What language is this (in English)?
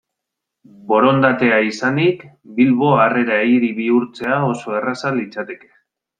Basque